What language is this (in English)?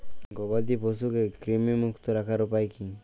Bangla